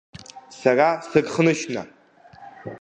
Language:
Abkhazian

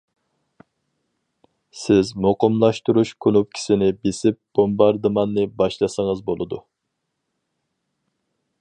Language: Uyghur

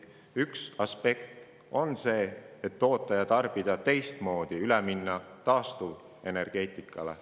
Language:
Estonian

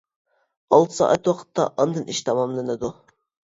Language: Uyghur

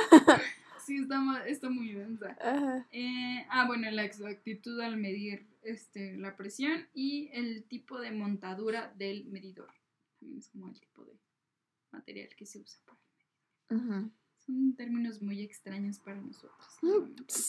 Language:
Spanish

